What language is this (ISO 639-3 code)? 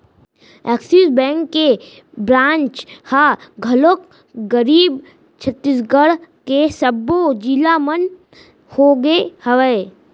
hne